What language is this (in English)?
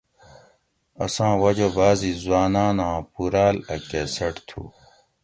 Gawri